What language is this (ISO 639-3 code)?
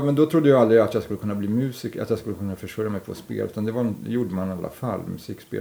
swe